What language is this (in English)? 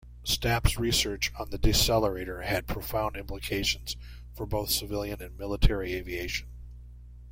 English